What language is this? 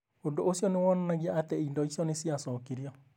Kikuyu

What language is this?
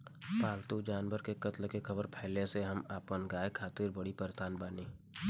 Bhojpuri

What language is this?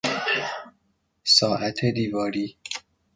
Persian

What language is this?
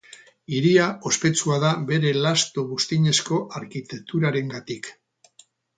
Basque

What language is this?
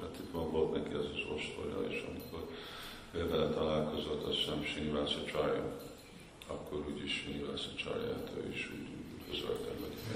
Hungarian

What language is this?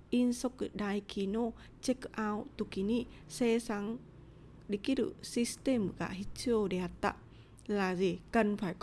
Vietnamese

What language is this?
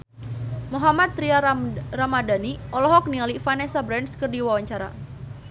Sundanese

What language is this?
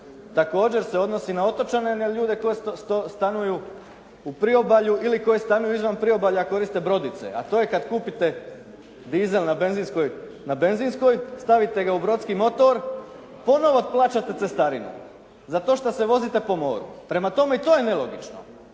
Croatian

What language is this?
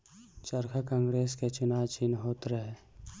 Bhojpuri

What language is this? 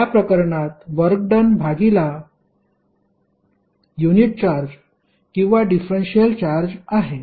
Marathi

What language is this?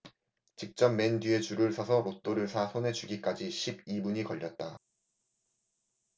Korean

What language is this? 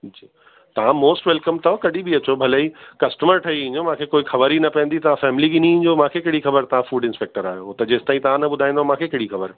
Sindhi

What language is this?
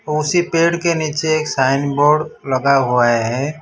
Hindi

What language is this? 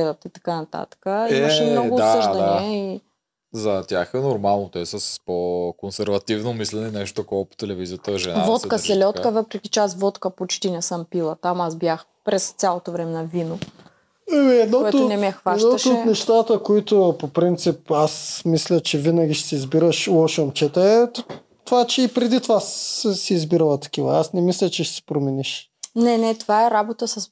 Bulgarian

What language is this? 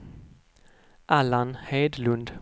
Swedish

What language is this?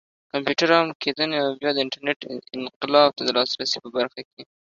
Pashto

